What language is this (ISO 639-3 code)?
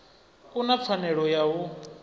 ven